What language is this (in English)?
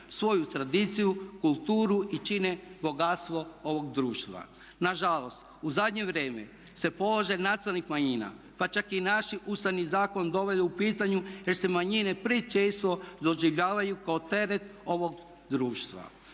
Croatian